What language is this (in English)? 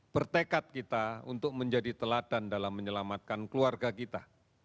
Indonesian